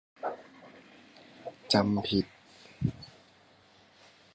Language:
Thai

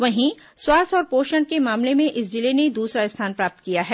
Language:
Hindi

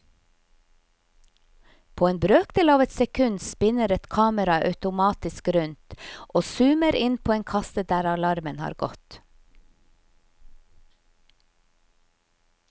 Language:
Norwegian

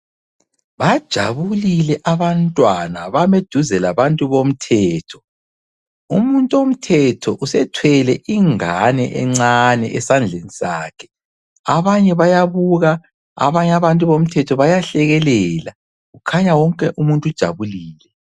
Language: North Ndebele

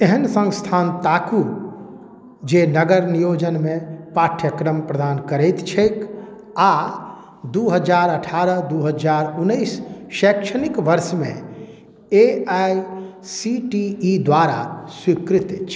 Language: Maithili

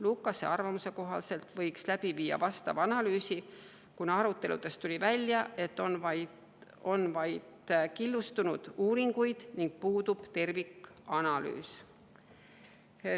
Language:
Estonian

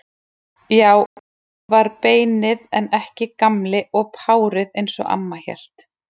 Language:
Icelandic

